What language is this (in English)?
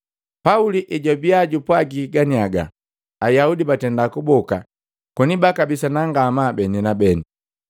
Matengo